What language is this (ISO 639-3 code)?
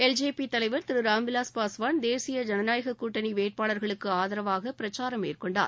tam